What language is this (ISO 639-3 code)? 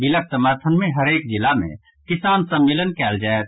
mai